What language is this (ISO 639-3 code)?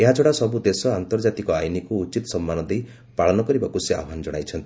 ori